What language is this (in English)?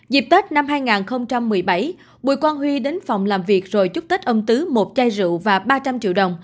Vietnamese